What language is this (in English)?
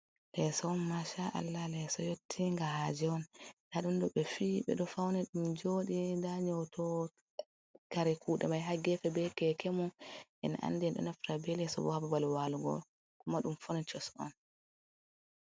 Fula